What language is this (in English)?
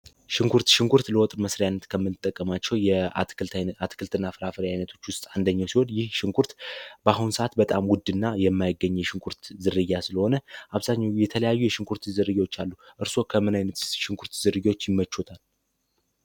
Amharic